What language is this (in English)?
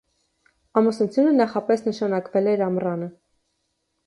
Armenian